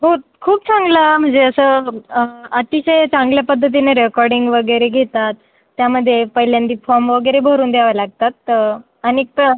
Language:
Marathi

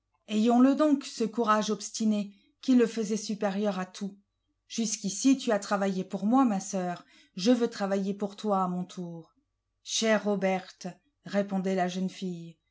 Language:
French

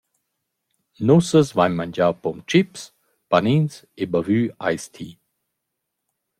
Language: Romansh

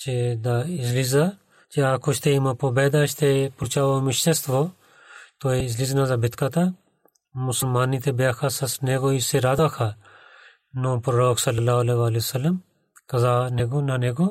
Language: Bulgarian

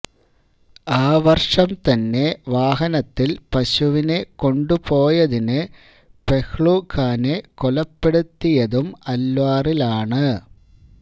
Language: Malayalam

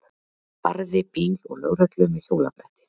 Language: Icelandic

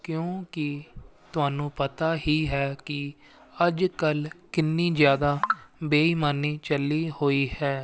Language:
Punjabi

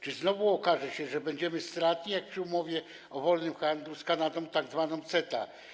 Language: Polish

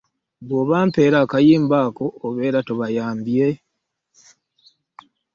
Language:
Ganda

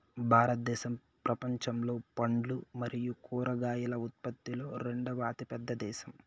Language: Telugu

